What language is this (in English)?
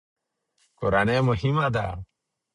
Pashto